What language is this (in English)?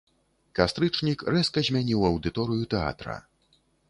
Belarusian